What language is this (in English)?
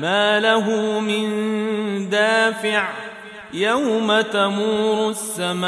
Arabic